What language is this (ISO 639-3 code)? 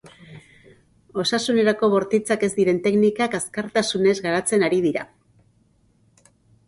eus